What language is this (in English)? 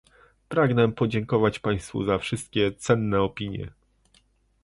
Polish